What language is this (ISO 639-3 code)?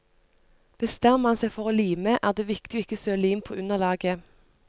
nor